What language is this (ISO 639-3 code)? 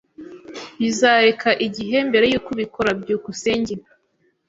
kin